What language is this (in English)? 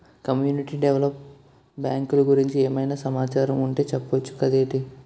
Telugu